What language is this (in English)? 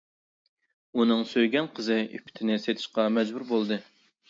Uyghur